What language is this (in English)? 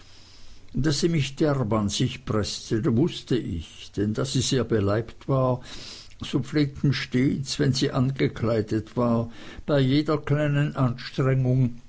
German